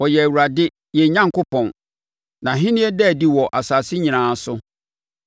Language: Akan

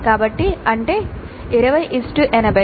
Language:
Telugu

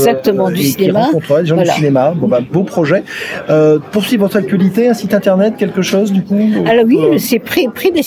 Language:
French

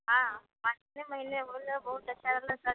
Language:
Maithili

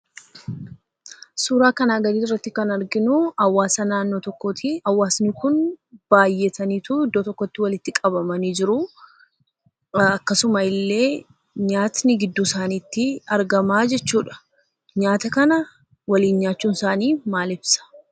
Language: Oromo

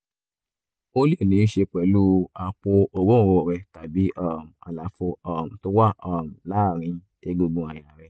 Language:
Yoruba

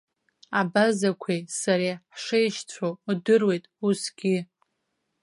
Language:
Abkhazian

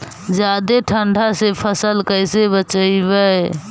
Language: Magahi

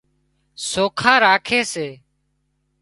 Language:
Wadiyara Koli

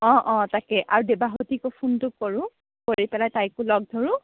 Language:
Assamese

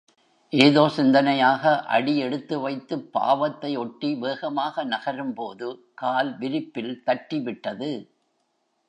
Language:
Tamil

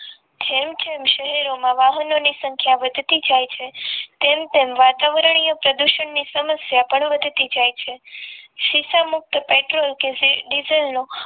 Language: Gujarati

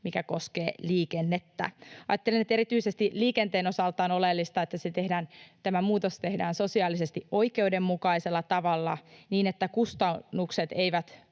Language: Finnish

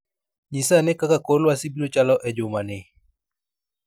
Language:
Luo (Kenya and Tanzania)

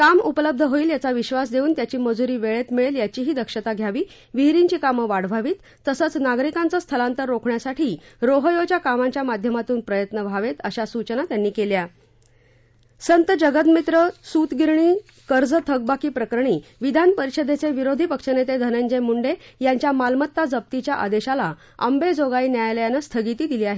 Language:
Marathi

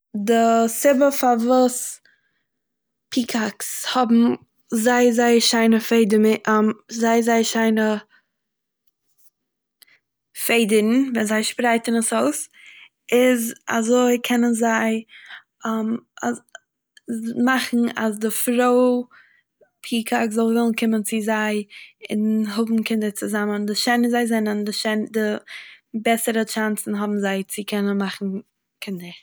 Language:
Yiddish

